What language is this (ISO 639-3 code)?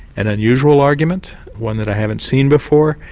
eng